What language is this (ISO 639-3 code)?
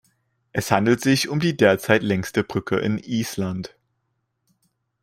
deu